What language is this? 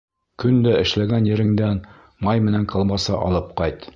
Bashkir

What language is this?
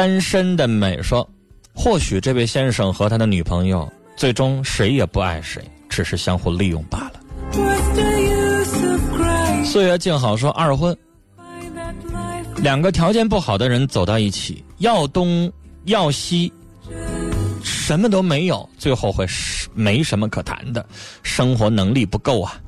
Chinese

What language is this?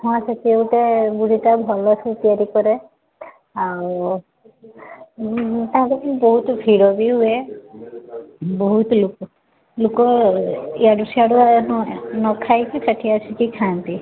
Odia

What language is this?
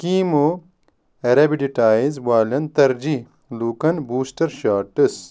Kashmiri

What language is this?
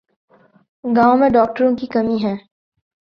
Urdu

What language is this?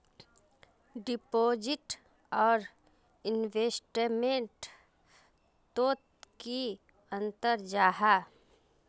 Magahi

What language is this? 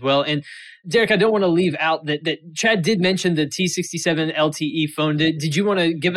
English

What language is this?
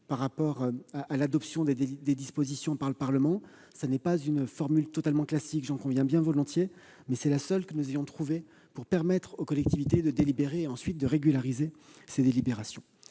French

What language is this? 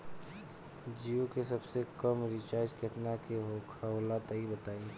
Bhojpuri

